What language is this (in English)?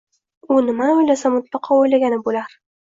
Uzbek